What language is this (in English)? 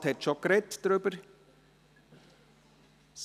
Swiss German